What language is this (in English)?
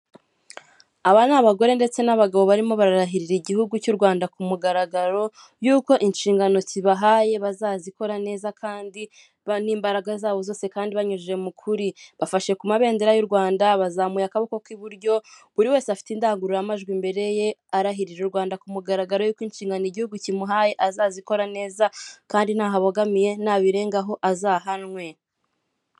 Kinyarwanda